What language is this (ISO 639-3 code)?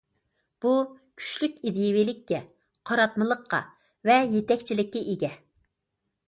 uig